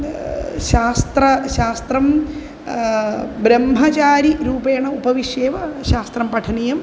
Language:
Sanskrit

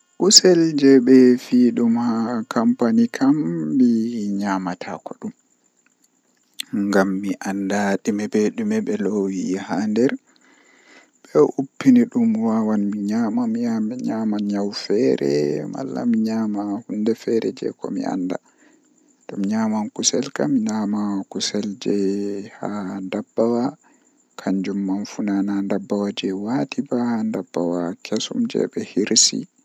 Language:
Western Niger Fulfulde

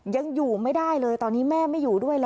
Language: Thai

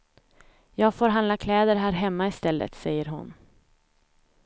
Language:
Swedish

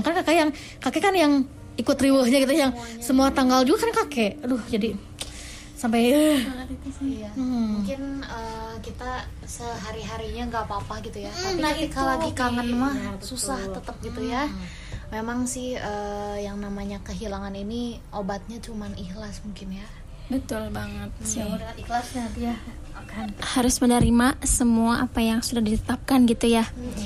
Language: Indonesian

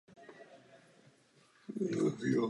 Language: Czech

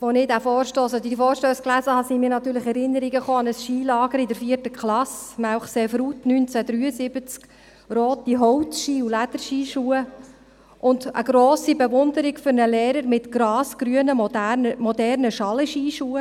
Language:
Swiss German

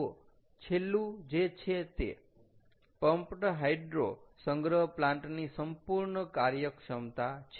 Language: Gujarati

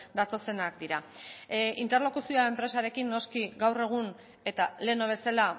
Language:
Basque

